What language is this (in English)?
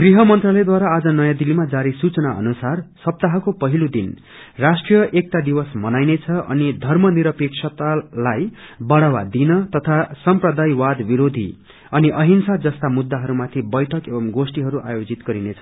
Nepali